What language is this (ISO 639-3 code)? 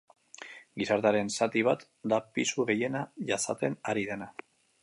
eus